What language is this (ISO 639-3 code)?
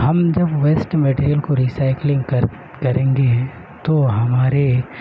urd